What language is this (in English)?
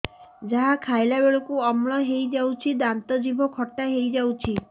Odia